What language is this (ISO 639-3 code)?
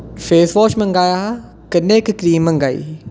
doi